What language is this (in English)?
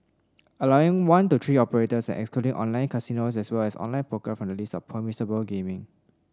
English